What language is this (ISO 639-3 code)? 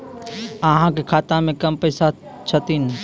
mai